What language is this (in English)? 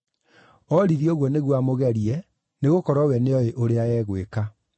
Kikuyu